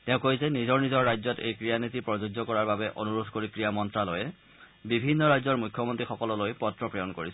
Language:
Assamese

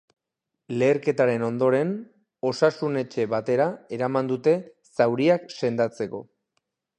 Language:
Basque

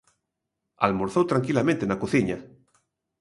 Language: Galician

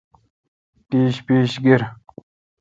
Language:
Kalkoti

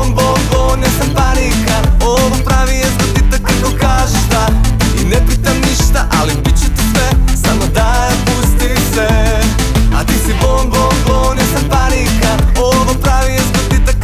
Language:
Croatian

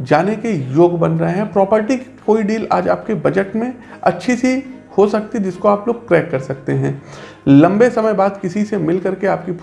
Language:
Hindi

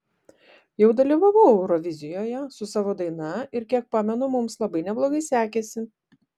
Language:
Lithuanian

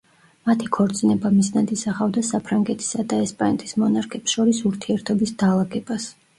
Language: Georgian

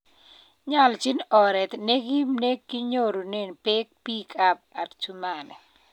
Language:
Kalenjin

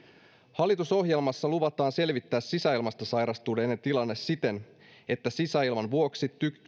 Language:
Finnish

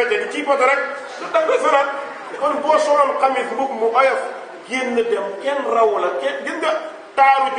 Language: Hindi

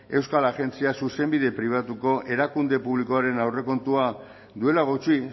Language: Basque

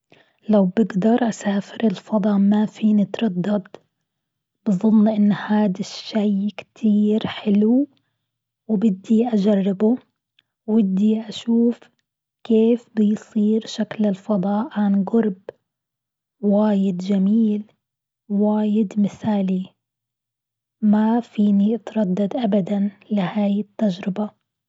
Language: Gulf Arabic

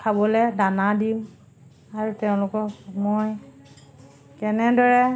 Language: Assamese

